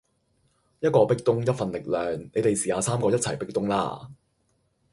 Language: Cantonese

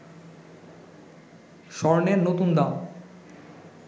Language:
Bangla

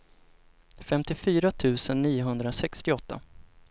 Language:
Swedish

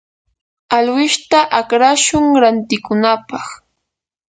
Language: Yanahuanca Pasco Quechua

